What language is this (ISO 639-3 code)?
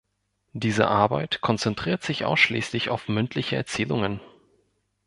deu